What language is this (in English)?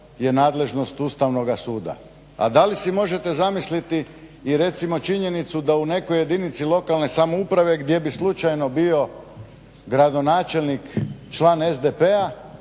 Croatian